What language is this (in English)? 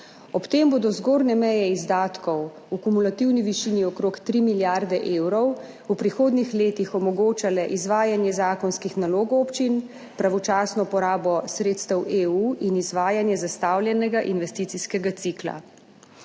Slovenian